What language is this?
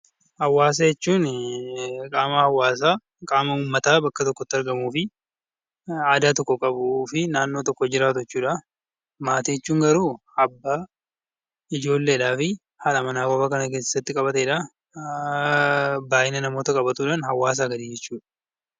Oromo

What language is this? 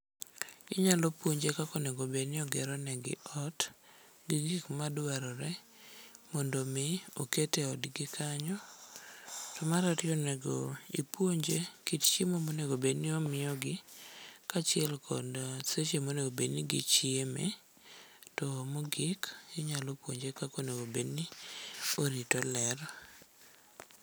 Luo (Kenya and Tanzania)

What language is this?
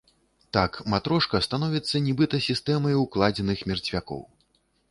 Belarusian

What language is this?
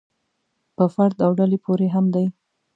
Pashto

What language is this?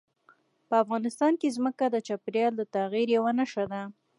Pashto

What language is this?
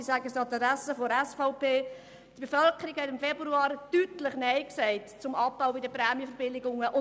Swiss German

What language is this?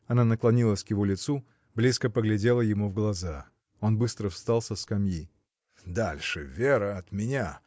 Russian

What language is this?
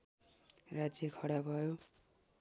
Nepali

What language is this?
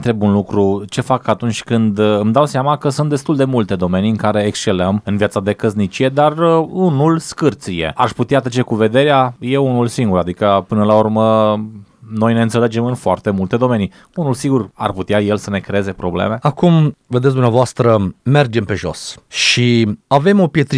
Romanian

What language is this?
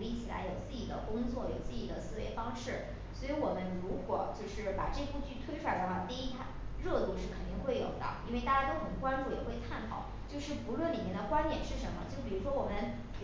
Chinese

